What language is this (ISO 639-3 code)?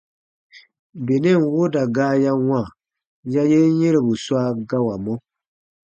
bba